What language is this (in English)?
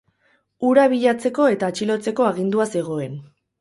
Basque